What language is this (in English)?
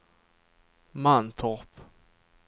Swedish